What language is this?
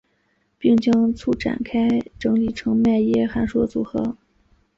Chinese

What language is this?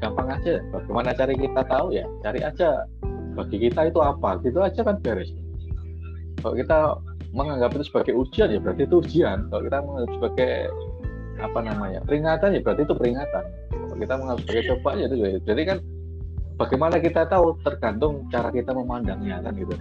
Indonesian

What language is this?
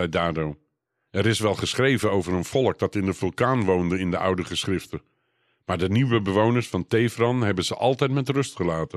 Dutch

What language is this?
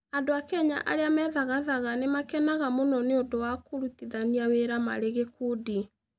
Kikuyu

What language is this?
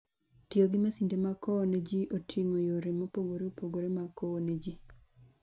Luo (Kenya and Tanzania)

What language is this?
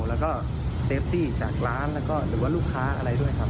Thai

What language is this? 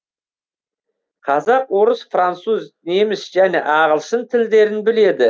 Kazakh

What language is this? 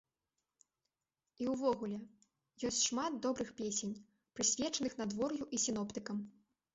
Belarusian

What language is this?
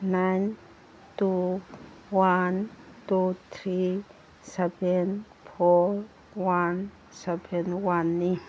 Manipuri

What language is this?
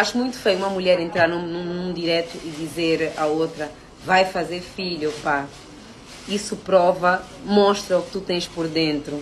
Portuguese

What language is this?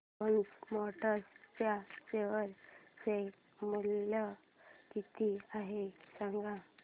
Marathi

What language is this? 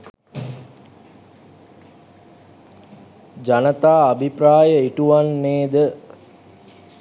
Sinhala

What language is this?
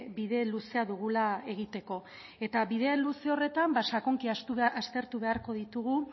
Basque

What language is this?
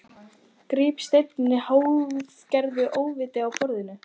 Icelandic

